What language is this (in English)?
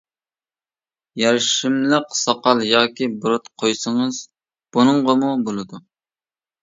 Uyghur